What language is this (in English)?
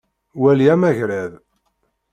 Kabyle